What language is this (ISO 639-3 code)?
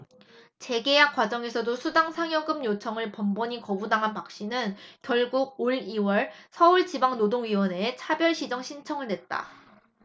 kor